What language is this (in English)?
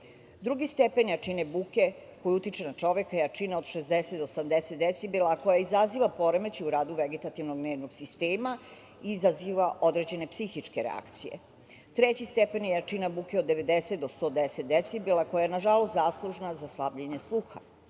Serbian